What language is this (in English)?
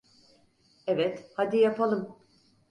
Turkish